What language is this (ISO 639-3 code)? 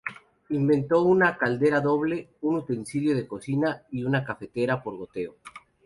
spa